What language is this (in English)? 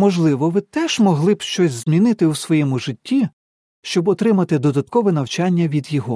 Ukrainian